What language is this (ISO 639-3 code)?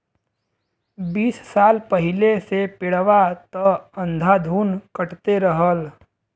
bho